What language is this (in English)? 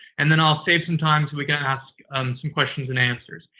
English